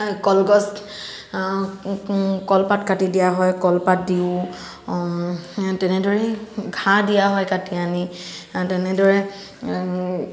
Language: Assamese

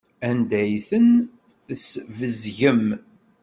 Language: Kabyle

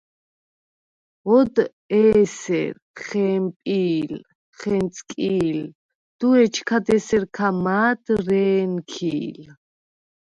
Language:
Svan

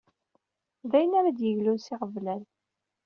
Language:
Kabyle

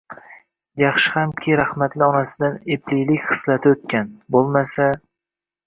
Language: Uzbek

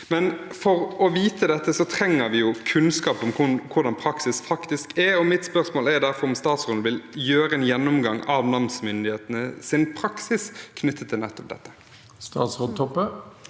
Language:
Norwegian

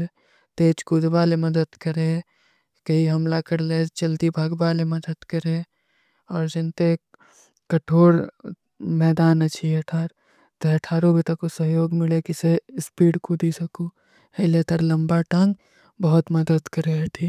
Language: Kui (India)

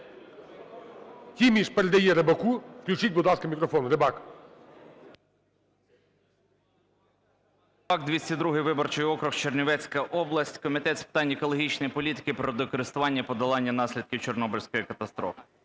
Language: Ukrainian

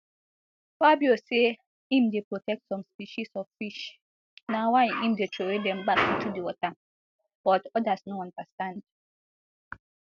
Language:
Nigerian Pidgin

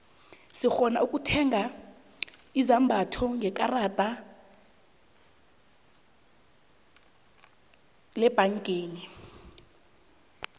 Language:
South Ndebele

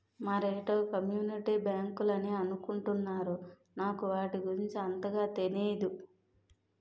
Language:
Telugu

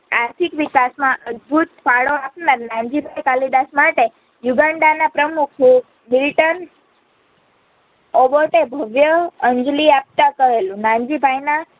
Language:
Gujarati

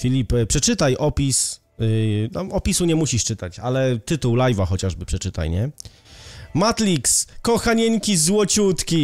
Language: Polish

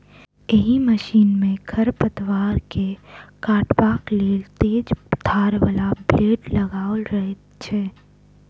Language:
Maithili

